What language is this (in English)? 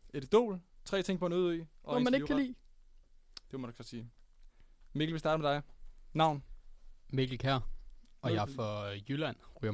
Danish